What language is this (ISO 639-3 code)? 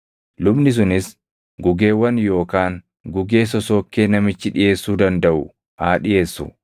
orm